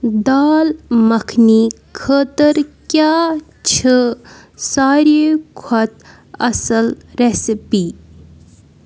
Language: Kashmiri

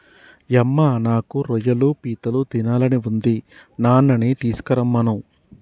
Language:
Telugu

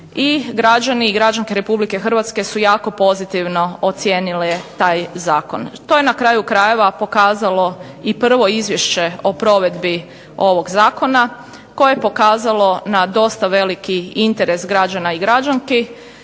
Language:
Croatian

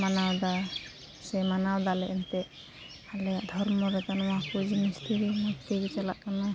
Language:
Santali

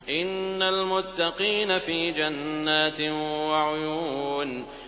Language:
Arabic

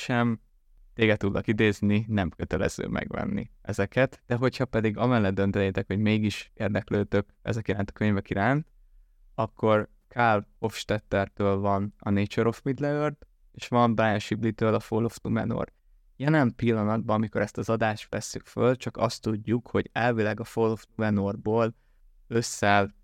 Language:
Hungarian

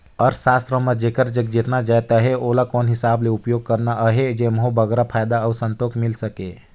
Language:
Chhattisgarhi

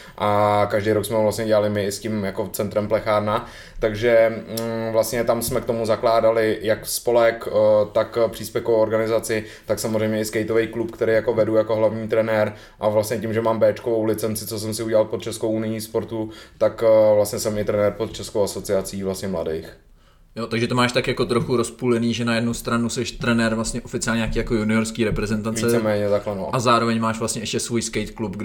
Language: Czech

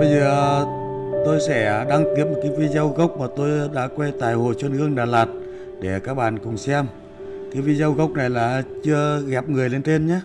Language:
Vietnamese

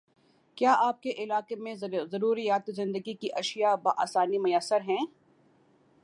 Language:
Urdu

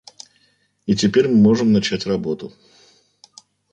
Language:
Russian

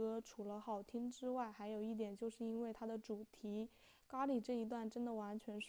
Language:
Chinese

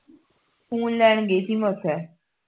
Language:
Punjabi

